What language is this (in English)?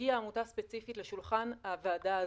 Hebrew